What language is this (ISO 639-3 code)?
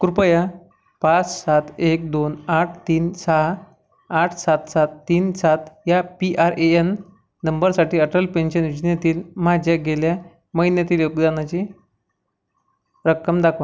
mar